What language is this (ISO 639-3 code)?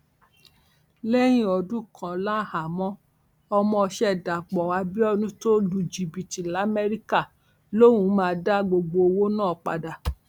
yor